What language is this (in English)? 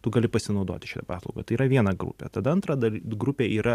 Lithuanian